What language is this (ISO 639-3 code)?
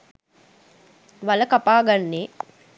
sin